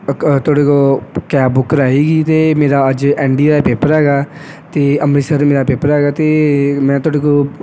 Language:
Punjabi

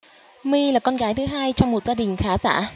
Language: Vietnamese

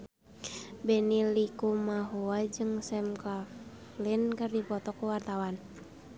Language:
Sundanese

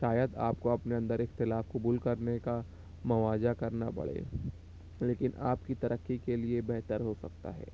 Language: Urdu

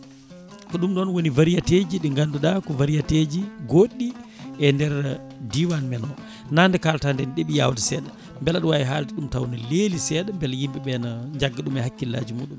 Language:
Fula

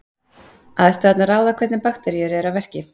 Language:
Icelandic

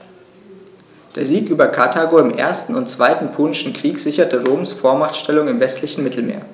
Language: German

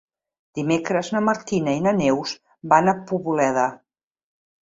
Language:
Catalan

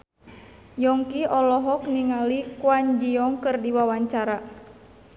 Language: Sundanese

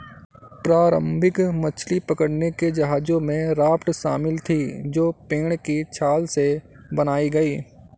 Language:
Hindi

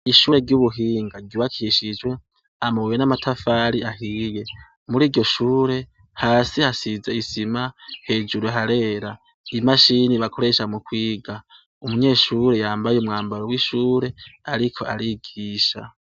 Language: Rundi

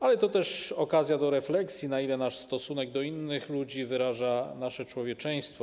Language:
Polish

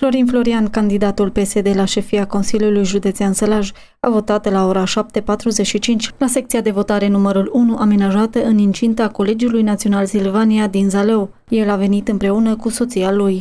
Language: Romanian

